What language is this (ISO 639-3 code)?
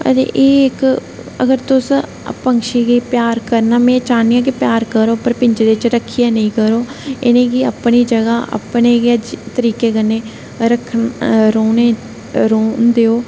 doi